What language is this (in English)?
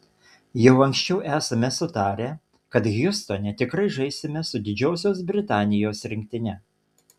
Lithuanian